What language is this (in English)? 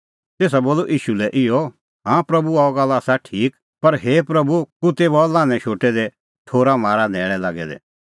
Kullu Pahari